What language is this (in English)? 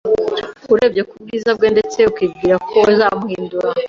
Kinyarwanda